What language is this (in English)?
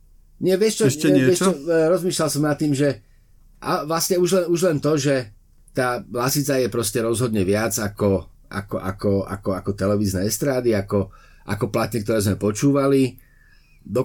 Slovak